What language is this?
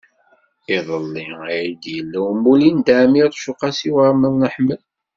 Kabyle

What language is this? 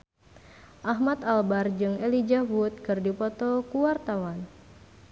Sundanese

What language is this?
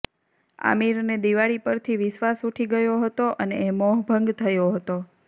Gujarati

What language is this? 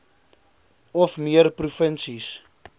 Afrikaans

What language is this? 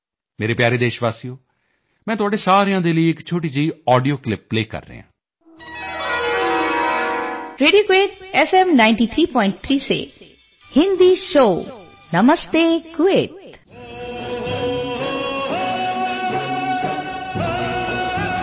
Punjabi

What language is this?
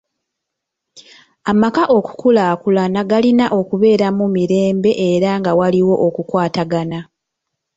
Ganda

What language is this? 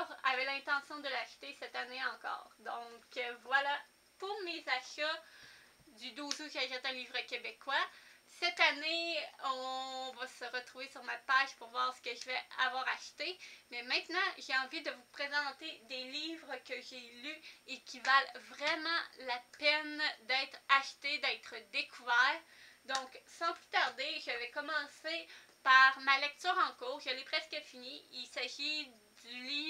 French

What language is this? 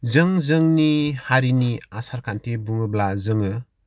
Bodo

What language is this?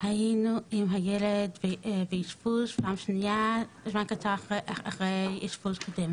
Hebrew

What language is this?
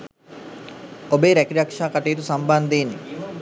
Sinhala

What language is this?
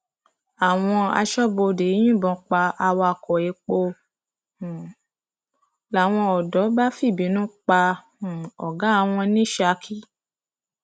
Yoruba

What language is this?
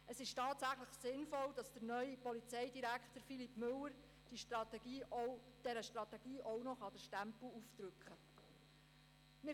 Swiss German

